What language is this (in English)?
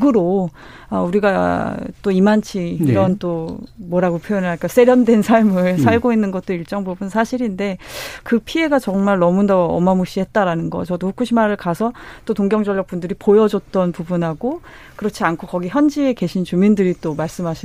Korean